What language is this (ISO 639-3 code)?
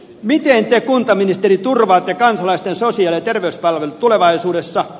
fin